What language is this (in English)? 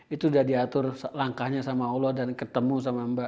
Indonesian